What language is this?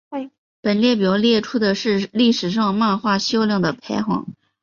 Chinese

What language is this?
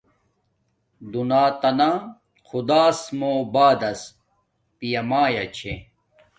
Domaaki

